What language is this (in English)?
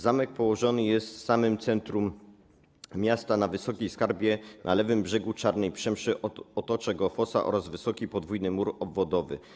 Polish